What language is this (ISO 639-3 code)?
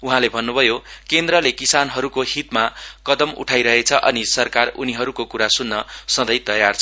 nep